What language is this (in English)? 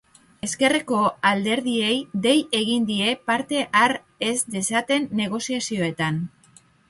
Basque